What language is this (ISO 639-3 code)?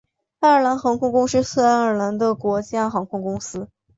zho